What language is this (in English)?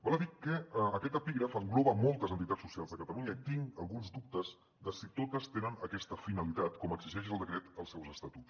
Catalan